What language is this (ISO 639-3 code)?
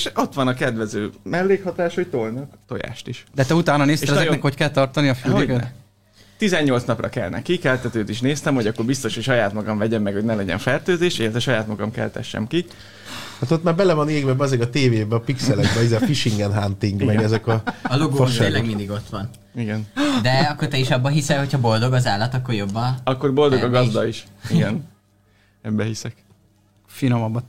hun